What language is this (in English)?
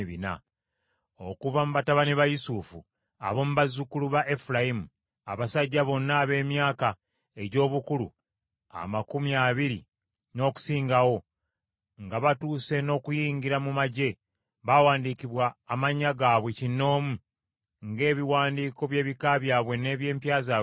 Ganda